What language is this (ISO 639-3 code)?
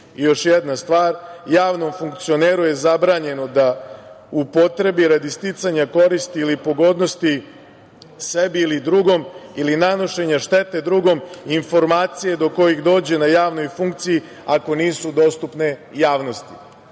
srp